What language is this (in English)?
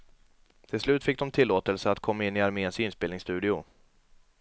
Swedish